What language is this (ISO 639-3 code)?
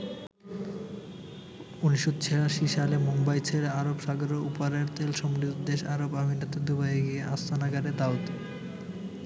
ben